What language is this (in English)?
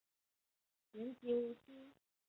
Chinese